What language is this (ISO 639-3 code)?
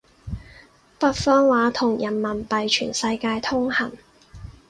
yue